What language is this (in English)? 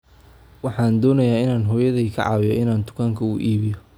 Somali